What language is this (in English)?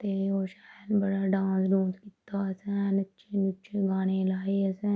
Dogri